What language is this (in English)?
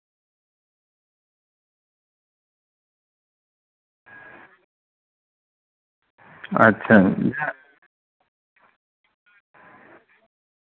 Santali